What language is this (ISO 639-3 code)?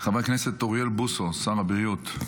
heb